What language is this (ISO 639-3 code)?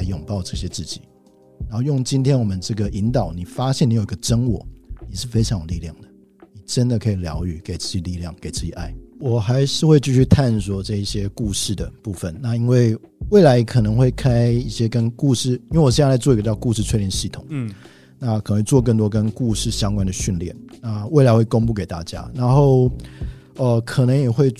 zho